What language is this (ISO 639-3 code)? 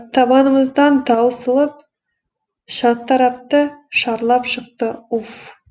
kaz